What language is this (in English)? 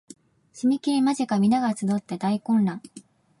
Japanese